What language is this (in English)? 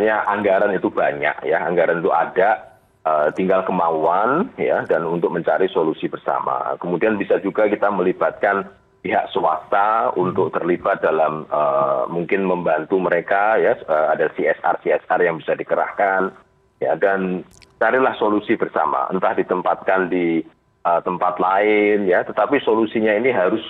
Indonesian